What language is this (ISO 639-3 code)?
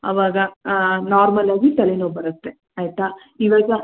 kan